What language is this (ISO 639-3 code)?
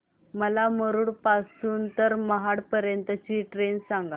mar